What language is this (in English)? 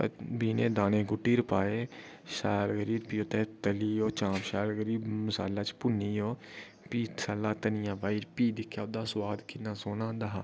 Dogri